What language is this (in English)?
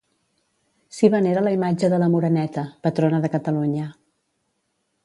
Catalan